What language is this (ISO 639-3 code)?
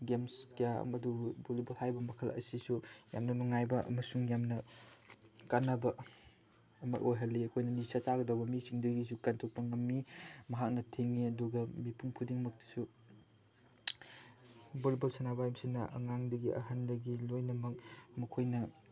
mni